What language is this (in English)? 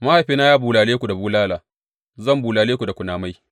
Hausa